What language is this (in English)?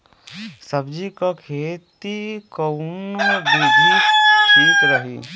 Bhojpuri